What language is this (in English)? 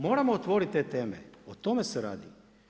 Croatian